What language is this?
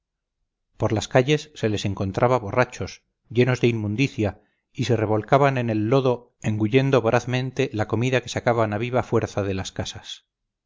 Spanish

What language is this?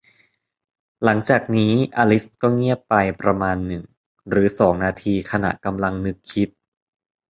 Thai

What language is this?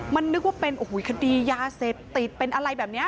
Thai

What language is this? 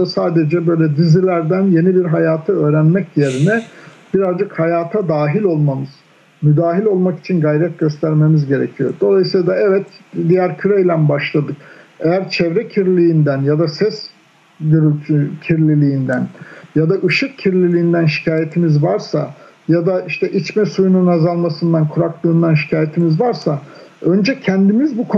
Turkish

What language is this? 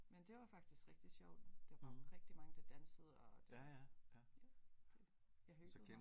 Danish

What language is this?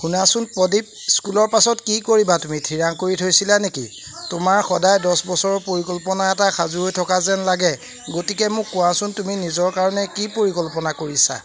Assamese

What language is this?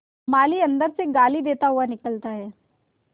Hindi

